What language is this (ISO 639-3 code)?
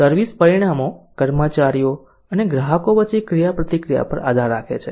guj